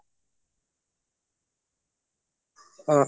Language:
Assamese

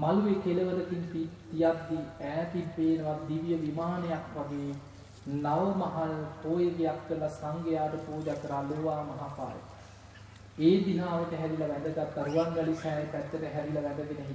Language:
Sinhala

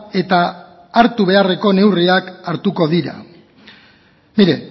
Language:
Basque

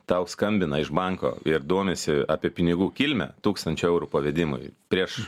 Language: Lithuanian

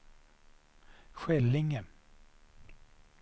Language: Swedish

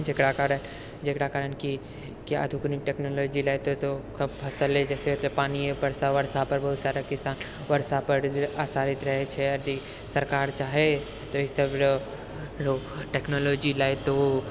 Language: Maithili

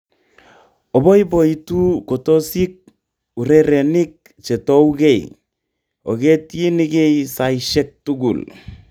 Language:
Kalenjin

